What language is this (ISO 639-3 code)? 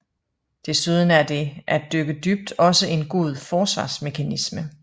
dan